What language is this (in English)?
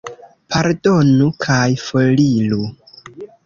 Esperanto